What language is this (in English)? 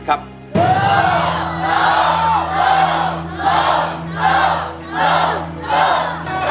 Thai